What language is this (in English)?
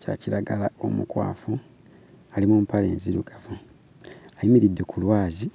Ganda